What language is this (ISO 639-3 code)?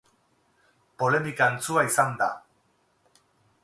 eus